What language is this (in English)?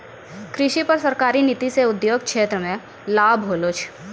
Maithili